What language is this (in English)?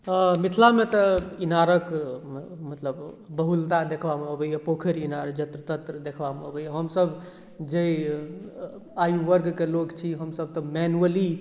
Maithili